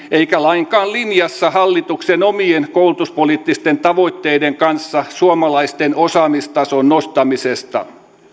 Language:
Finnish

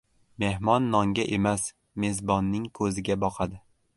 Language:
Uzbek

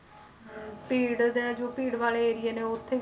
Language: Punjabi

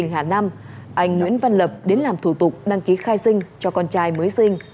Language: Vietnamese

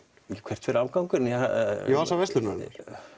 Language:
Icelandic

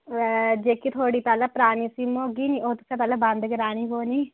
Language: Dogri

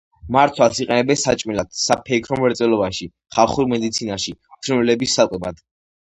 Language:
Georgian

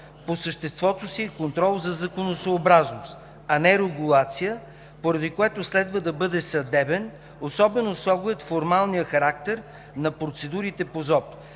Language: Bulgarian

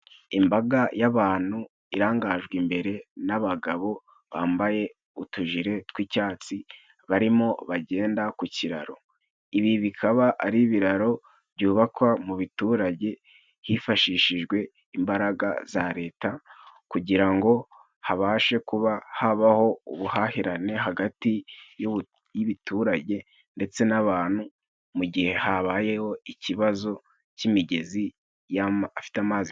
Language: Kinyarwanda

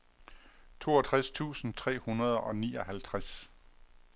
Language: Danish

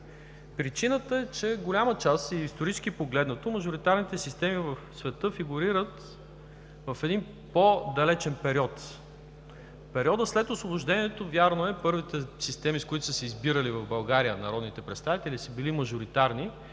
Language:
Bulgarian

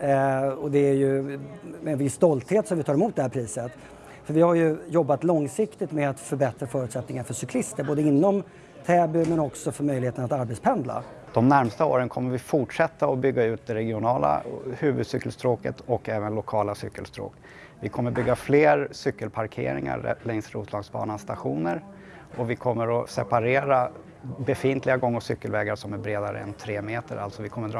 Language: Swedish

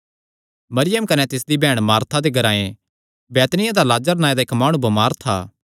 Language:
Kangri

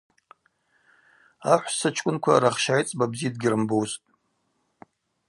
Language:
Abaza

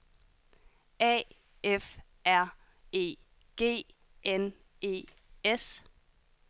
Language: Danish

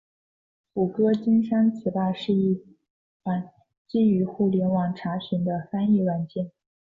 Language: Chinese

